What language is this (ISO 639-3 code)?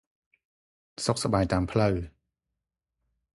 khm